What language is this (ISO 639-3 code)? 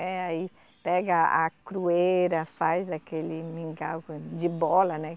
por